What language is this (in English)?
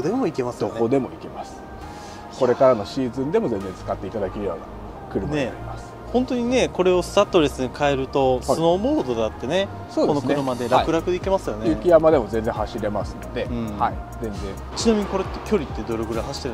Japanese